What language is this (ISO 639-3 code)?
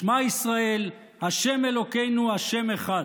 heb